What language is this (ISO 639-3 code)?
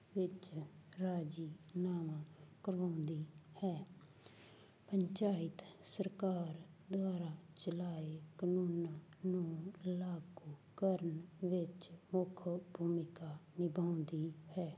pan